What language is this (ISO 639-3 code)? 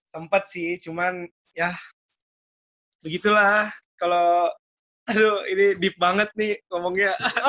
ind